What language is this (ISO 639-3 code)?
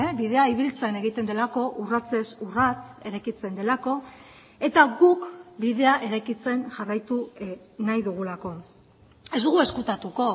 eus